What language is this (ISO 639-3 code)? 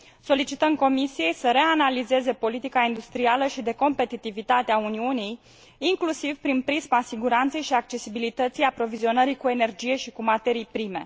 ron